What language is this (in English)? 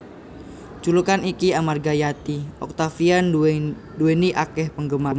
Javanese